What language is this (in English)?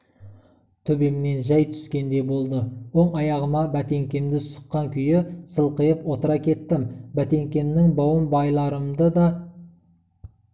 Kazakh